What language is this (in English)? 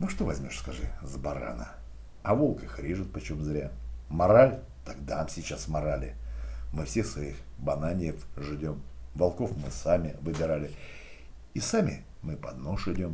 Russian